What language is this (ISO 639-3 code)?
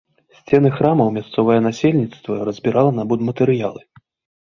bel